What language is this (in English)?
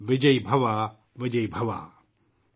Urdu